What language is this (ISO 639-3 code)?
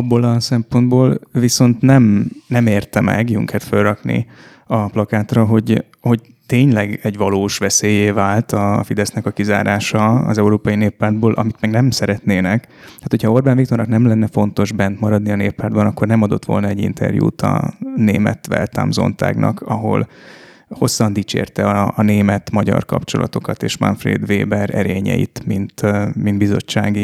hun